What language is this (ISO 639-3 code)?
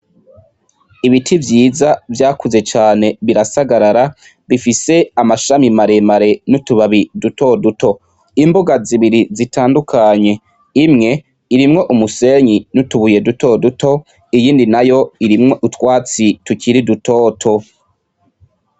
run